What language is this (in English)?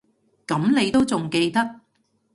Cantonese